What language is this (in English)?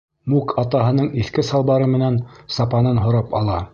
Bashkir